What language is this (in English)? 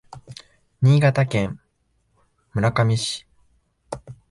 Japanese